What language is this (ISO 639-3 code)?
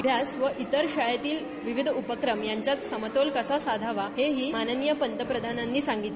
mar